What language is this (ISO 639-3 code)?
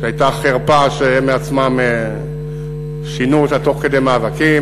heb